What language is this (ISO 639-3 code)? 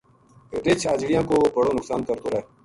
gju